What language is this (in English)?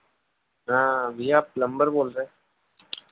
Hindi